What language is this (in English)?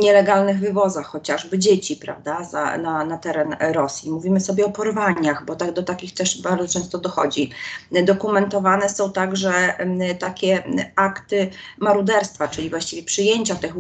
Polish